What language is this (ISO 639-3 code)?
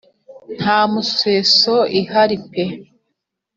kin